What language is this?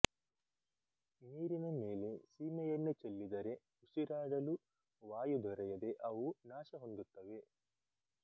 Kannada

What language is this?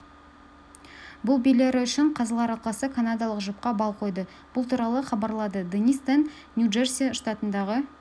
Kazakh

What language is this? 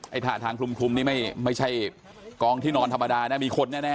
Thai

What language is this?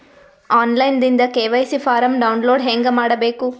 Kannada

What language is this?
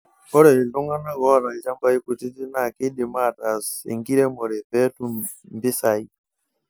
Masai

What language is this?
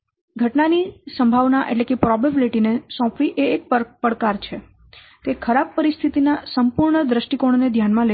Gujarati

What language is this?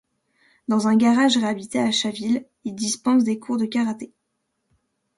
French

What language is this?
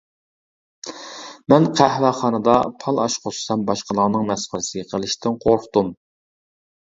Uyghur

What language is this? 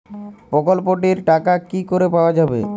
Bangla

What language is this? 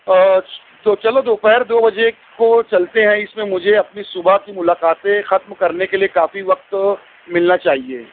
Urdu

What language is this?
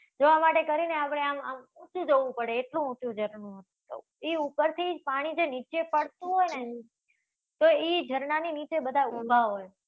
Gujarati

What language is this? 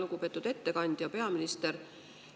Estonian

